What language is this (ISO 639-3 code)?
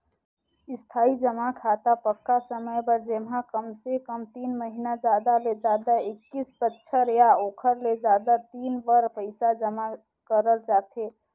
hne